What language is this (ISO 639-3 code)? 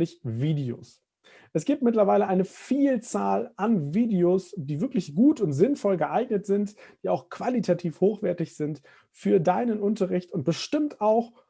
deu